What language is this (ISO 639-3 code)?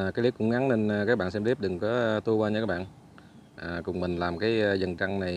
vie